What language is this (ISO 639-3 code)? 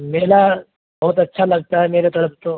urd